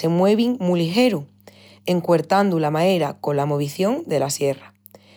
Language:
Extremaduran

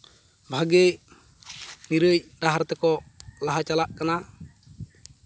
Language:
Santali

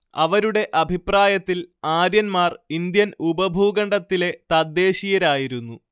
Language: Malayalam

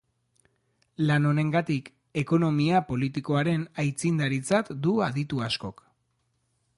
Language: Basque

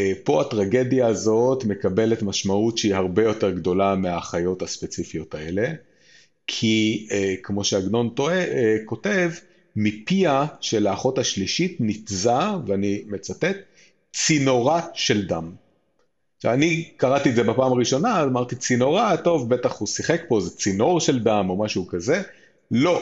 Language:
Hebrew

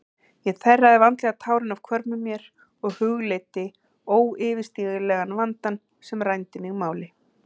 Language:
Icelandic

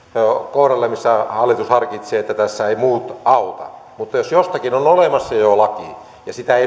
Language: Finnish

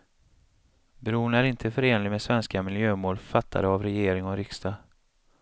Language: Swedish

